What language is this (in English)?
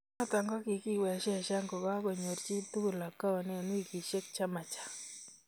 Kalenjin